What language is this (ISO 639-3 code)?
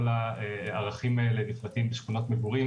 heb